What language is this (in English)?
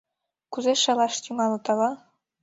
Mari